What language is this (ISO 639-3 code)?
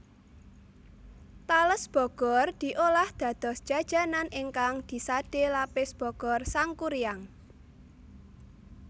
jav